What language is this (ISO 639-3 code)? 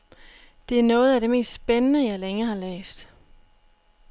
dan